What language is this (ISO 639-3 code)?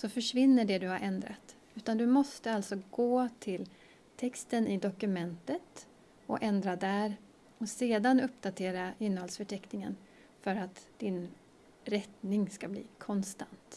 swe